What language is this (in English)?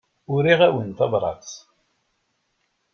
Kabyle